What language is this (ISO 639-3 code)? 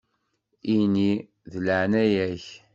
kab